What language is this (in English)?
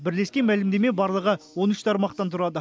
Kazakh